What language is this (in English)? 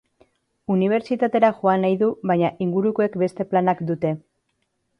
Basque